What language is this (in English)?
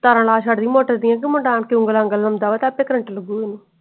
Punjabi